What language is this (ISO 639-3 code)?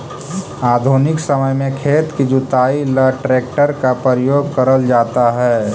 mag